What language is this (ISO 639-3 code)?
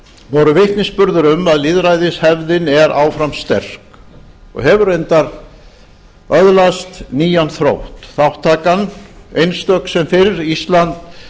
isl